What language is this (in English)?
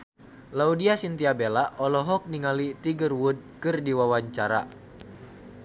Sundanese